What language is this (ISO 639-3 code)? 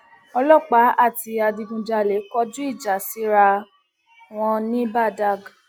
yor